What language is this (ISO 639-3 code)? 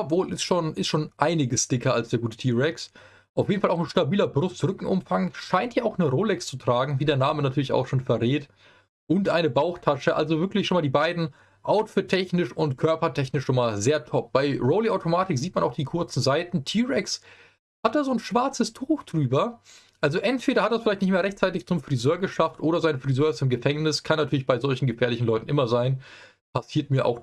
deu